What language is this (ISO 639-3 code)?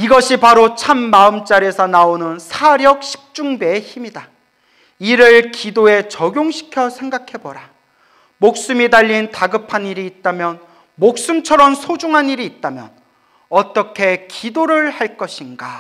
kor